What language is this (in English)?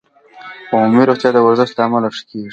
Pashto